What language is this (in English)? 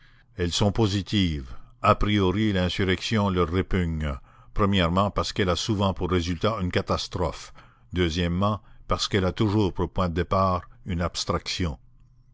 French